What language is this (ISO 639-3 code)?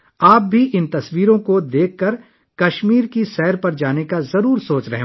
urd